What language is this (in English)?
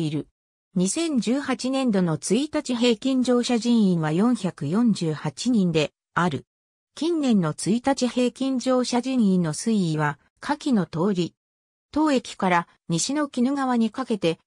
Japanese